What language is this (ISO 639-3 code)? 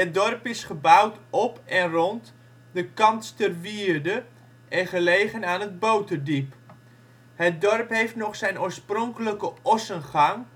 nld